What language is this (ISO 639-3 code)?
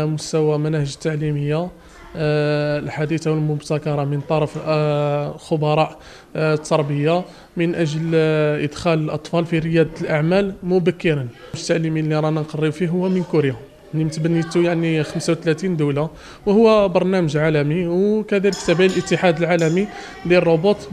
ara